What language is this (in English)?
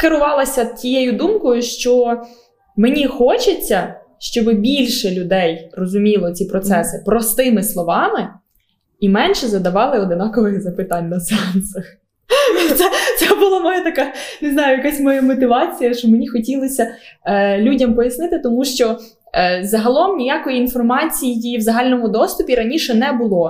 Ukrainian